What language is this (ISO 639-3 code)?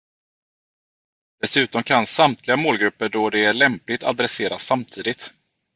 swe